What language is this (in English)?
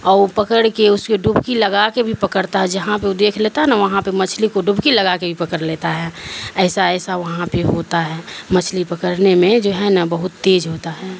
Urdu